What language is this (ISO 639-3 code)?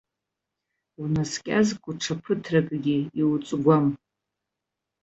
abk